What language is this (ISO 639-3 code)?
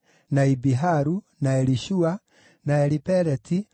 kik